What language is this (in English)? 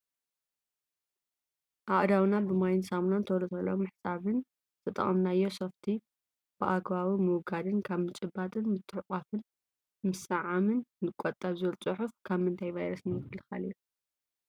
Tigrinya